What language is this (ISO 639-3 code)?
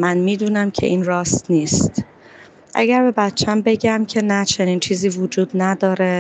fas